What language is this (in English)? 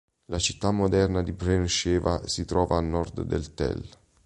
Italian